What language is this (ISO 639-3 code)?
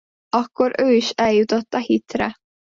hun